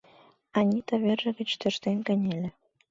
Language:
Mari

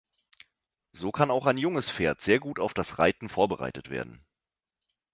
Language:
German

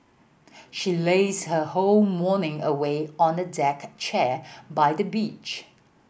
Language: English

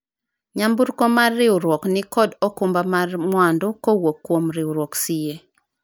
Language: Luo (Kenya and Tanzania)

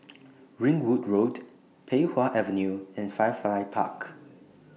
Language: English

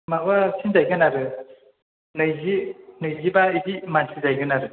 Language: Bodo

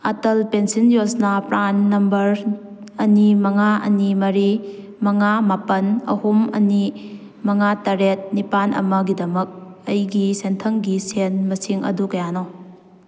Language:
Manipuri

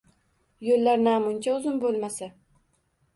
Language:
Uzbek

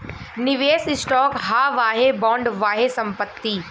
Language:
Bhojpuri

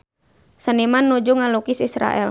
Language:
Sundanese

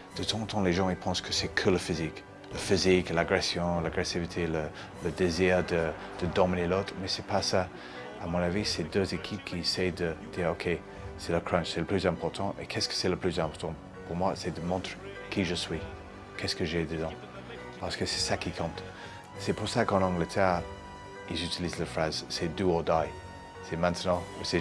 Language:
French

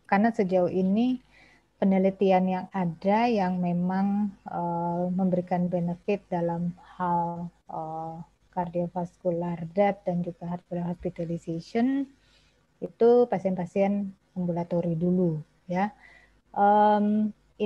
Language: Indonesian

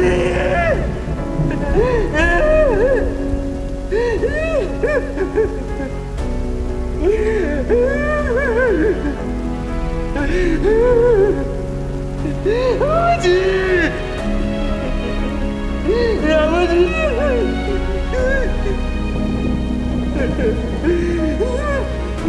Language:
Vietnamese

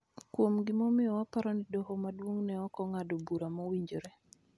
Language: Luo (Kenya and Tanzania)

